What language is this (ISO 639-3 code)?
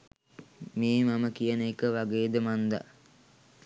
sin